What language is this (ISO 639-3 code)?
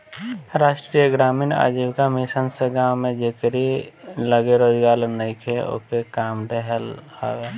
bho